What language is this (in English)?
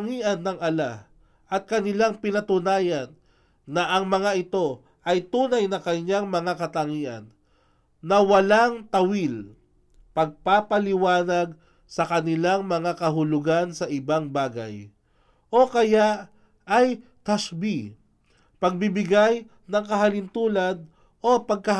Filipino